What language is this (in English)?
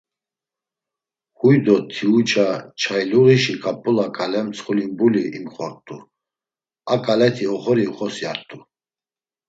Laz